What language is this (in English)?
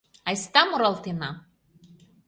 Mari